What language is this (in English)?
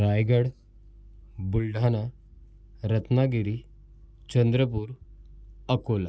Marathi